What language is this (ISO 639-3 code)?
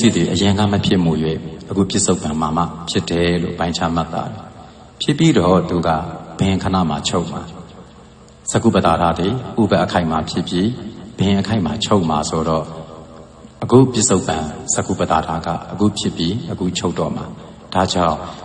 ron